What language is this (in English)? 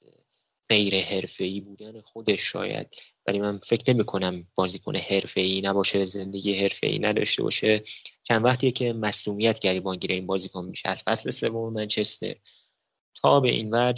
Persian